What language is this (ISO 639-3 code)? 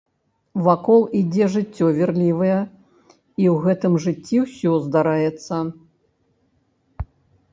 bel